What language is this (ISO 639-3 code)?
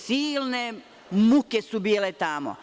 srp